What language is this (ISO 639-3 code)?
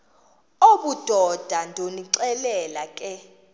xho